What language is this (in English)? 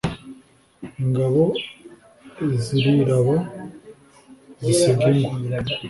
Kinyarwanda